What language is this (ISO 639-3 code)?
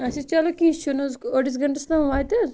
kas